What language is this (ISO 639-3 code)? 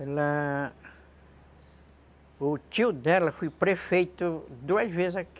por